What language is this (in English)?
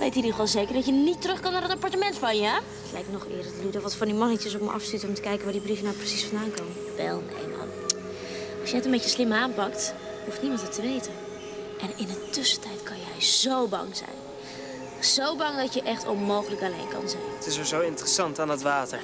Dutch